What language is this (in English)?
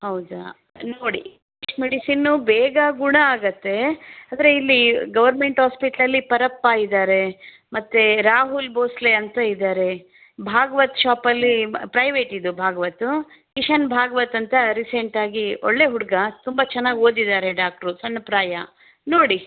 Kannada